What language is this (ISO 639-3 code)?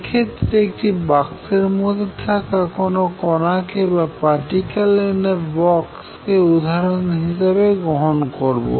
ben